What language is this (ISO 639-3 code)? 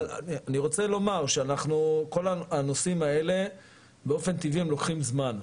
heb